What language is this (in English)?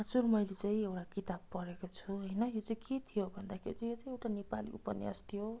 Nepali